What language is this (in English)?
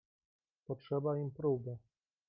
Polish